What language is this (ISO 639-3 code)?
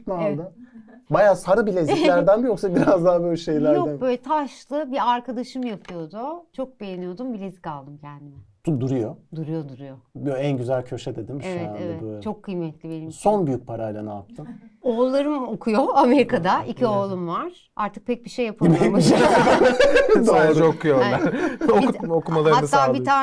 tur